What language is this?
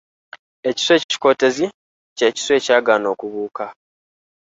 Ganda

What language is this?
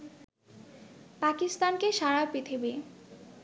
Bangla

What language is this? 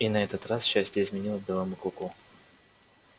Russian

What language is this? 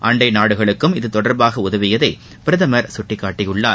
Tamil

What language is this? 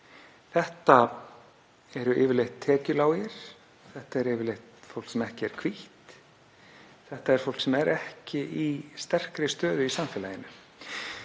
Icelandic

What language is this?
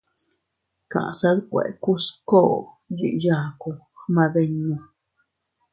Teutila Cuicatec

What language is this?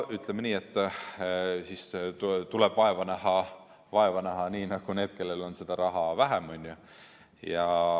Estonian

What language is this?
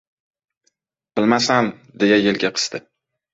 Uzbek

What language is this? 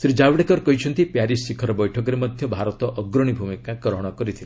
Odia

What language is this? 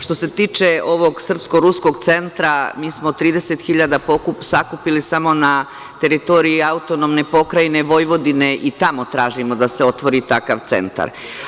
Serbian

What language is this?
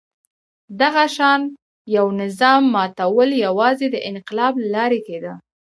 Pashto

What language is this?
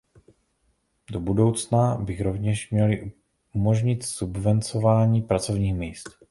Czech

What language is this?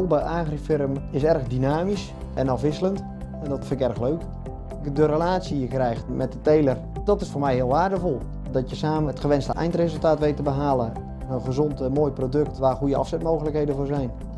Dutch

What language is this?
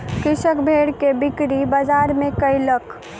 Maithili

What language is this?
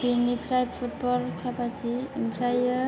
Bodo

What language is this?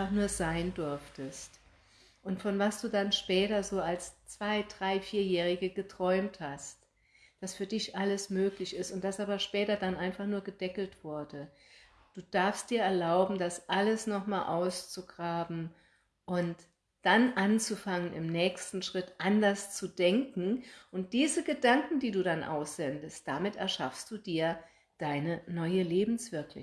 German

